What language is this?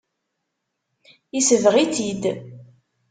Kabyle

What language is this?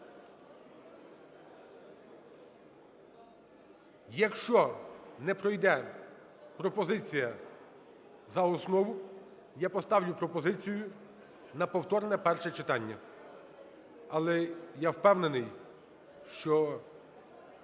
Ukrainian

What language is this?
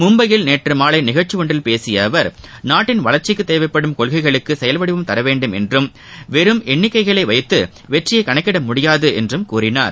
Tamil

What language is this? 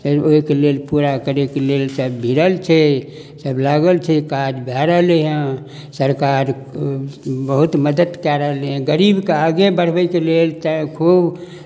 Maithili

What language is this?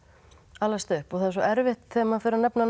Icelandic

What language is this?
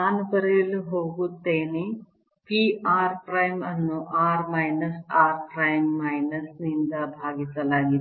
Kannada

